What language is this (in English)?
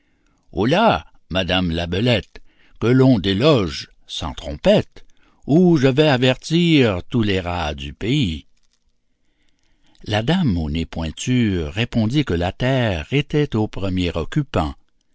French